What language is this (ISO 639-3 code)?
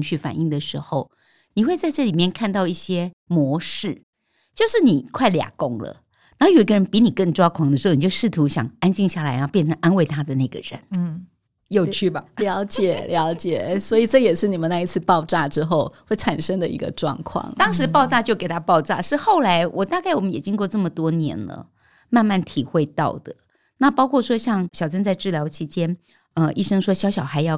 zho